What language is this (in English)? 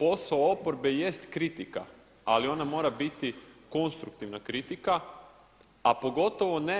Croatian